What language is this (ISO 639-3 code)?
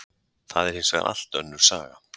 isl